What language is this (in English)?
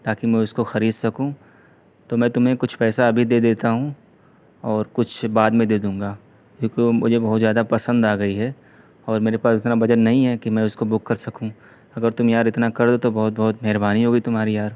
Urdu